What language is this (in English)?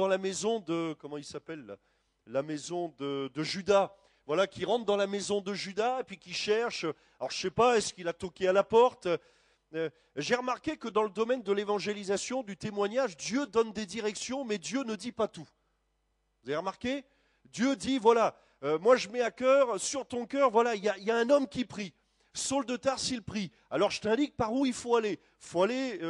French